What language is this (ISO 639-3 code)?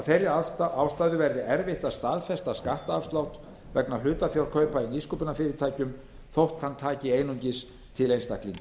isl